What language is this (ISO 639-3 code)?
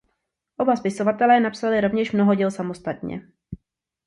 ces